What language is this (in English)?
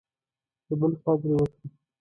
Pashto